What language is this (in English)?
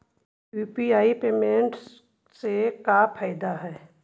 Magahi